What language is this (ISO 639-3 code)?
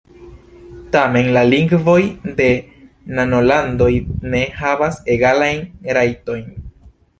epo